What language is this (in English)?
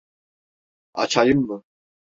Turkish